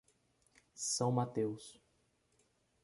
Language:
Portuguese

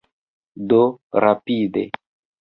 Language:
Esperanto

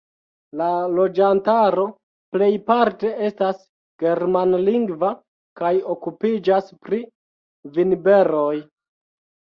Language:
Esperanto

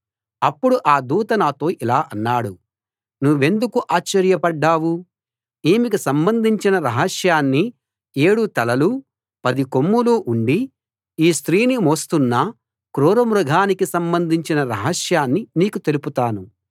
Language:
Telugu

